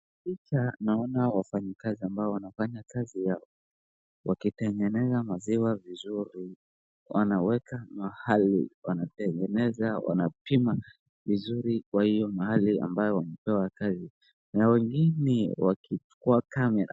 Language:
Swahili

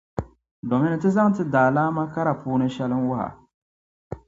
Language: Dagbani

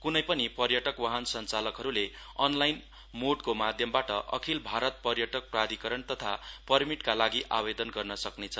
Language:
Nepali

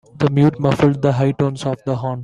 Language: English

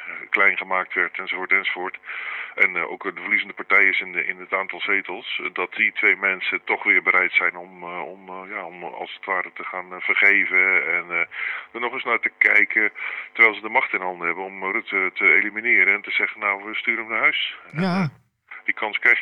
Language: Dutch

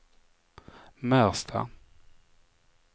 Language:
Swedish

